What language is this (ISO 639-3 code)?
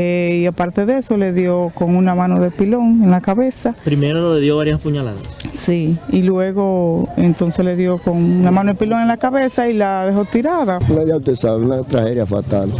spa